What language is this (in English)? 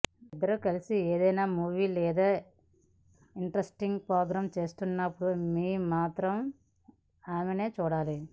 Telugu